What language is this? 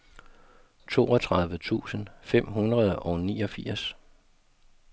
Danish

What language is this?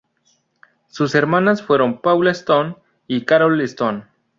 Spanish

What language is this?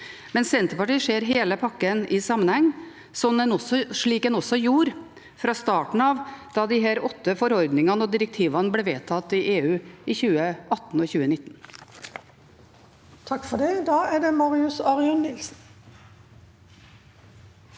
Norwegian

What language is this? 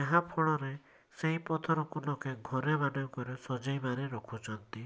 Odia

